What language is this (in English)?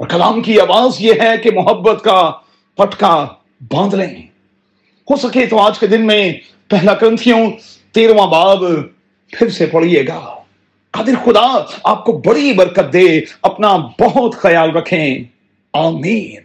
Urdu